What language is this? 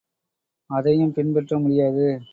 Tamil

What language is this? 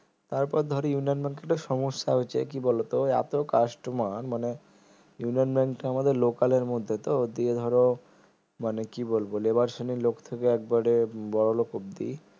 Bangla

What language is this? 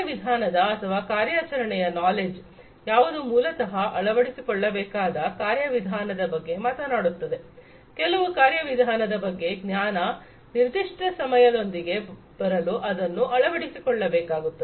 Kannada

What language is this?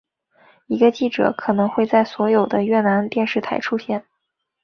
Chinese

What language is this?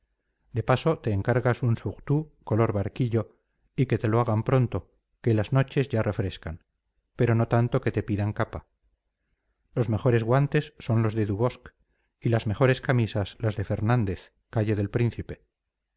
Spanish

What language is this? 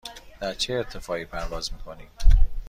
Persian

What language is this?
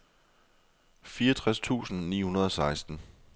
Danish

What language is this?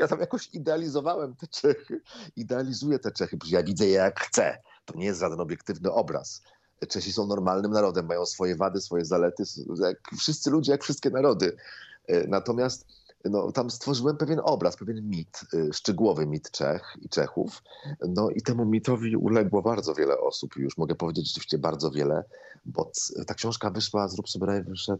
Polish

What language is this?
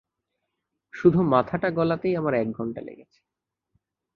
Bangla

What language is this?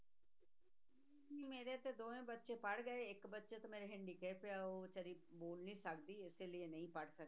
Punjabi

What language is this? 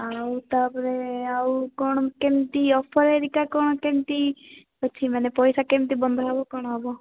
Odia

